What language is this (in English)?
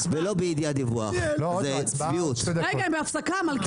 Hebrew